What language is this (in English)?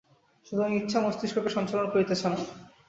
Bangla